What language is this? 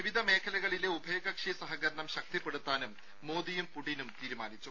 Malayalam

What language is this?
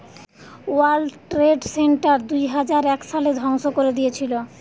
Bangla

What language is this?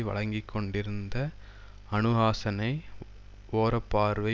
Tamil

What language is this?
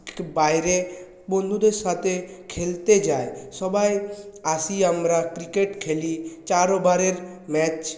Bangla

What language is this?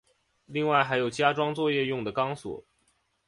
Chinese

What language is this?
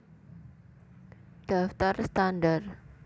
Javanese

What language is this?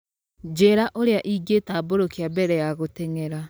Kikuyu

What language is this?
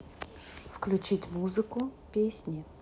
Russian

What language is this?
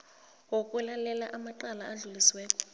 South Ndebele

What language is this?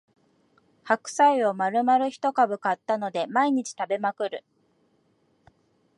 Japanese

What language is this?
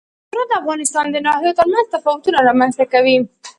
Pashto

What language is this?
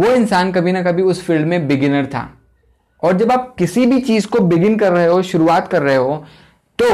Hindi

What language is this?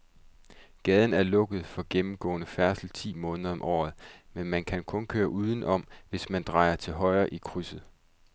Danish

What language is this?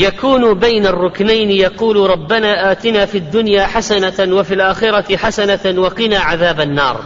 Arabic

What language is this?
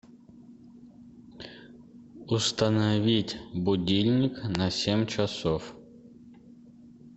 Russian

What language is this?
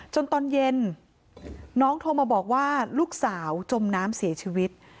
Thai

